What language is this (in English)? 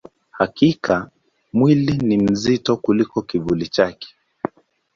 Swahili